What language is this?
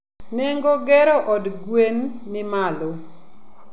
Luo (Kenya and Tanzania)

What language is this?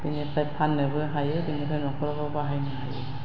Bodo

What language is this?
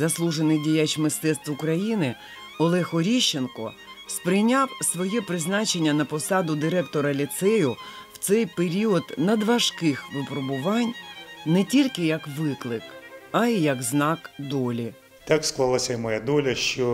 Ukrainian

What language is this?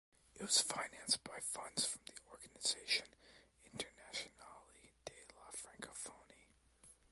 English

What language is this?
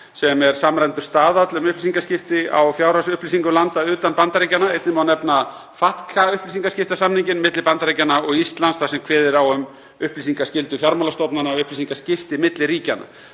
Icelandic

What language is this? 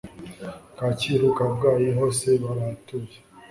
Kinyarwanda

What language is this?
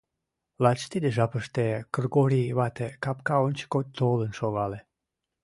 Mari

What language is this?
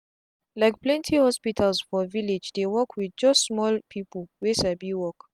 Nigerian Pidgin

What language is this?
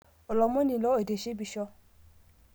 Masai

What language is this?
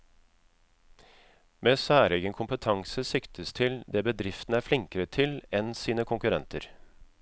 Norwegian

